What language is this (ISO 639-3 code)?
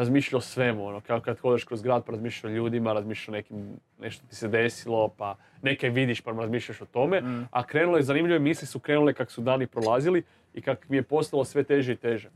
hrv